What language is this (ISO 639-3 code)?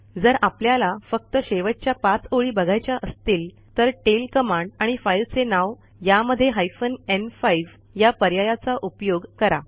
mar